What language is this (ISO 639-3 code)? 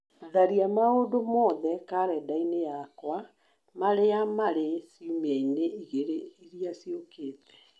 kik